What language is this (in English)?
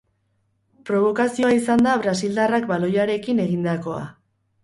Basque